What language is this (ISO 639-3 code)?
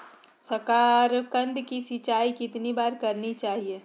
mag